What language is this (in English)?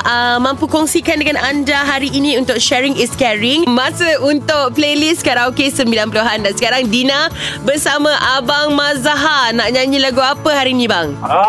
Malay